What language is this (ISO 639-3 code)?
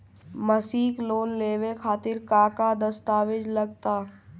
bho